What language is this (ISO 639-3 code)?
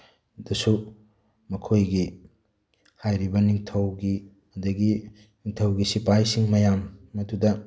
mni